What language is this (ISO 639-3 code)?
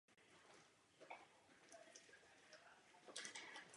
ces